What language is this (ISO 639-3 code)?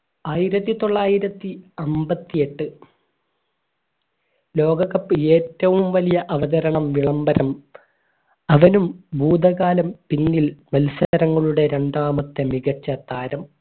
mal